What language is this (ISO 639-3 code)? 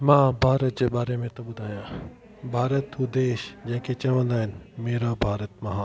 snd